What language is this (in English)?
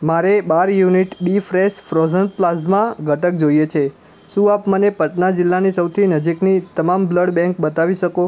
Gujarati